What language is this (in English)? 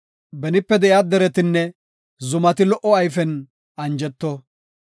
Gofa